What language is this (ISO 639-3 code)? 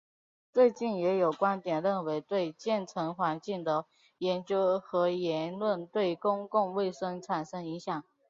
zho